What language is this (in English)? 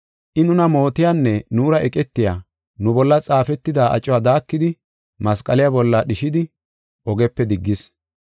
Gofa